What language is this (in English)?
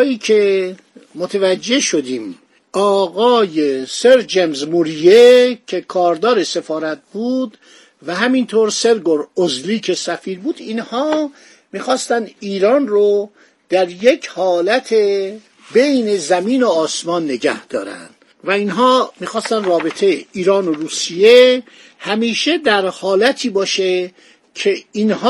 Persian